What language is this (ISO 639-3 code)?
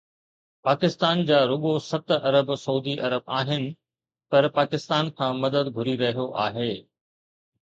snd